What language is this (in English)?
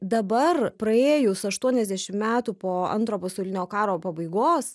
Lithuanian